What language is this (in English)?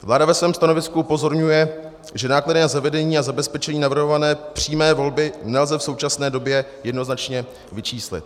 Czech